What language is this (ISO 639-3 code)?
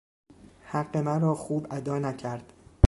fas